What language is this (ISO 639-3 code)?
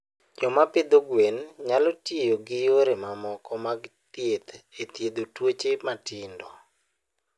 luo